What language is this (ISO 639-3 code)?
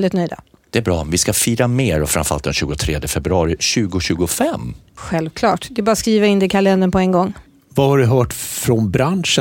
swe